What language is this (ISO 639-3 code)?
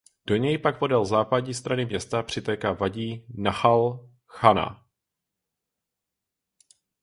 ces